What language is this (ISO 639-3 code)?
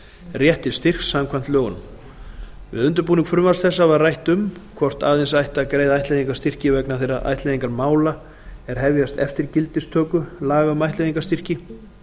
isl